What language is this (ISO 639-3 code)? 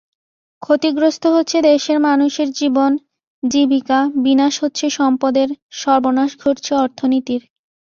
ben